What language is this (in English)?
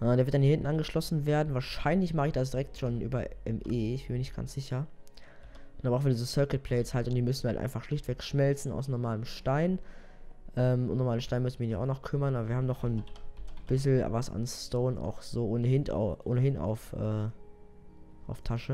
German